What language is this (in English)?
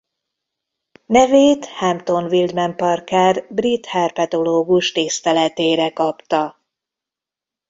Hungarian